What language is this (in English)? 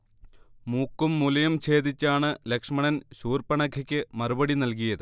Malayalam